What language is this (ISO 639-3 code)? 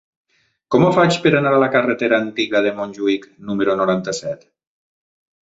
cat